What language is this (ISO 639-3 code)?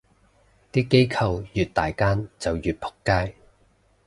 yue